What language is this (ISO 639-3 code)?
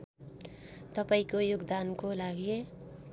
nep